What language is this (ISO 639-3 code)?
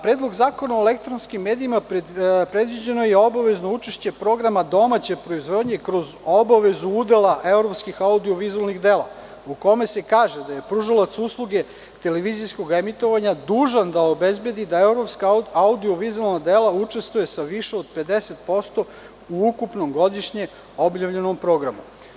srp